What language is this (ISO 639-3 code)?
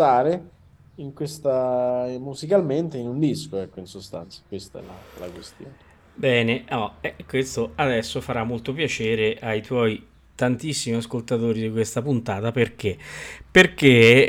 ita